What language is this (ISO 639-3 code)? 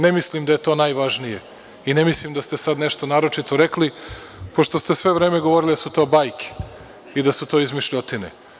srp